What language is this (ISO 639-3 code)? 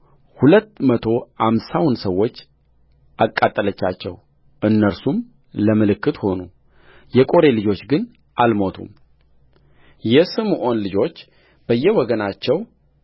amh